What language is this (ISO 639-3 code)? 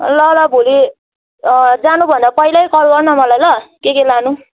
nep